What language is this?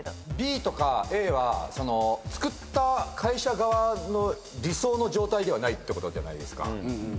Japanese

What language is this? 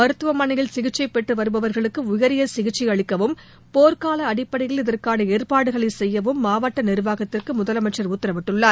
Tamil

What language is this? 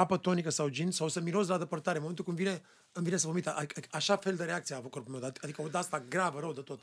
Romanian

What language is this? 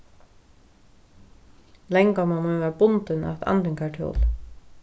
Faroese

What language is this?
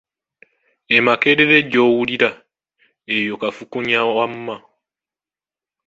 Ganda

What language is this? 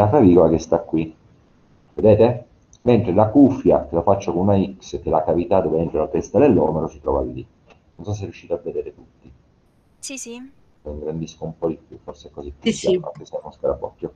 Italian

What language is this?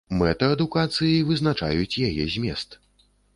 Belarusian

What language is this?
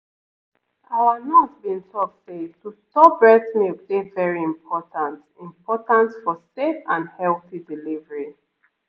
Nigerian Pidgin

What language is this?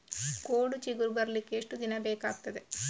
Kannada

